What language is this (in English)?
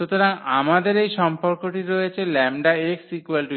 Bangla